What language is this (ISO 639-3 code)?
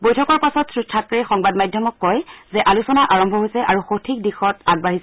asm